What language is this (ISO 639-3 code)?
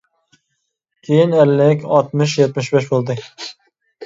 uig